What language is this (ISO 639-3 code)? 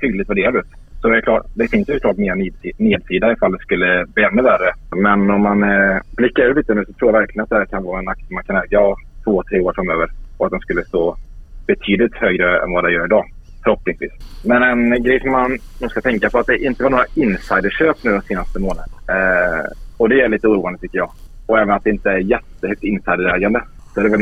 swe